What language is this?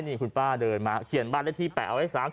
Thai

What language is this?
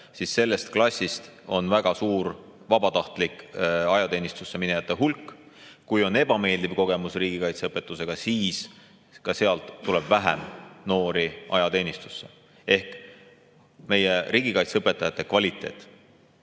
Estonian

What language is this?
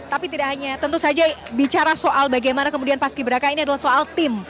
Indonesian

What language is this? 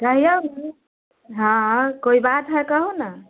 Maithili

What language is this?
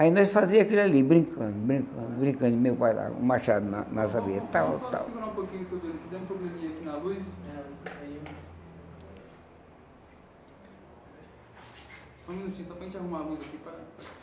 Portuguese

